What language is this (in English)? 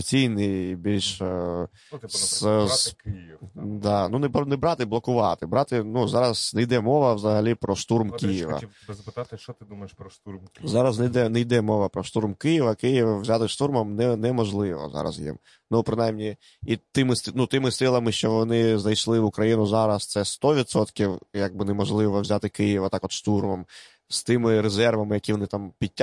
Ukrainian